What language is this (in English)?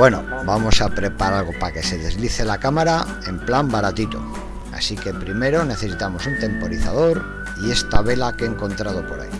Spanish